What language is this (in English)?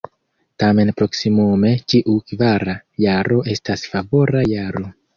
Esperanto